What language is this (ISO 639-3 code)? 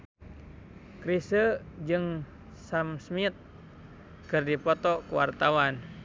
sun